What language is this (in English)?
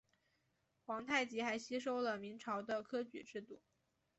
Chinese